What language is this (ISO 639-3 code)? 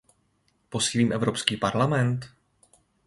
ces